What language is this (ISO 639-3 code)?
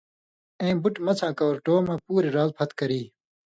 mvy